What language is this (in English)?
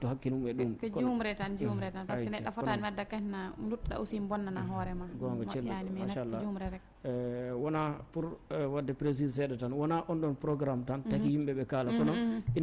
Indonesian